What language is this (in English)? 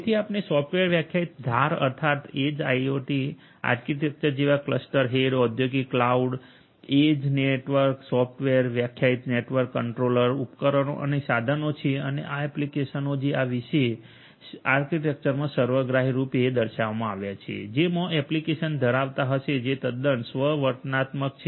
Gujarati